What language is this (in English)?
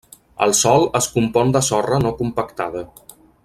Catalan